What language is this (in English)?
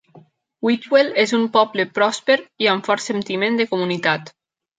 Catalan